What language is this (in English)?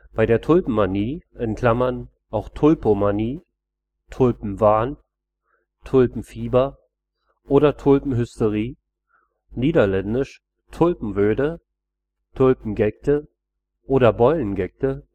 German